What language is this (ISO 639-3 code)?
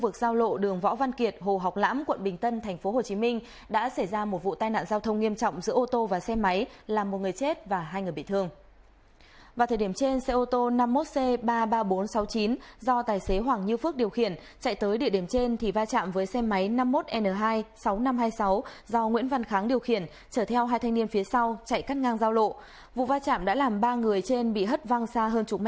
vie